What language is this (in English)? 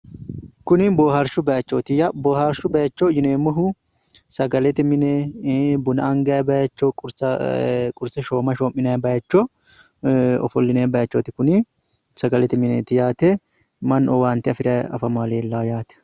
Sidamo